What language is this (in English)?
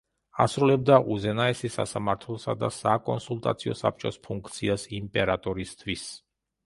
Georgian